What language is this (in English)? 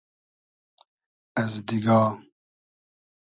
Hazaragi